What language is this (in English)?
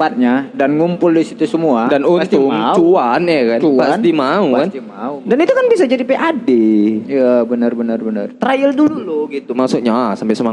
Indonesian